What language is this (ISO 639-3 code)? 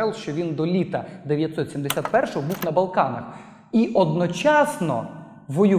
ukr